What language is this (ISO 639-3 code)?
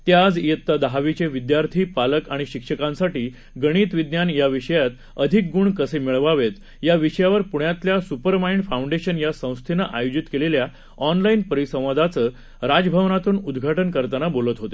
mar